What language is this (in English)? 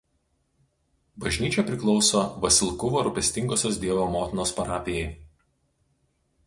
Lithuanian